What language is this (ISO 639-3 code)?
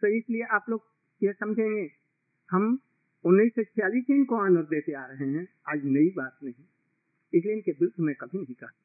hin